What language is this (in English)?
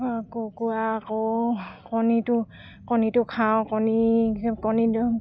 Assamese